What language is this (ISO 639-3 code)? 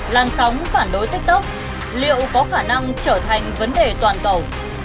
vie